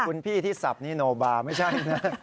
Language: Thai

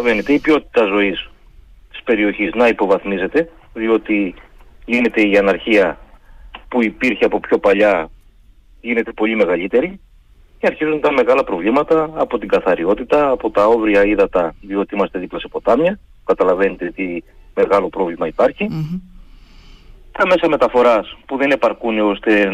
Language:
Greek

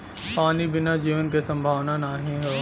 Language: Bhojpuri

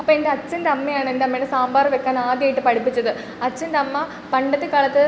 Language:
Malayalam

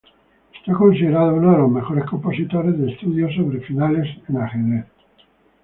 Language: Spanish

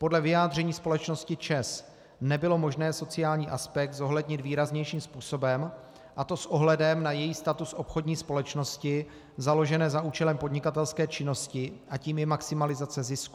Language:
Czech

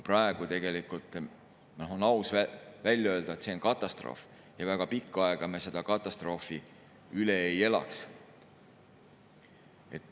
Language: Estonian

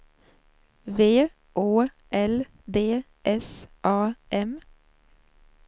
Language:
Swedish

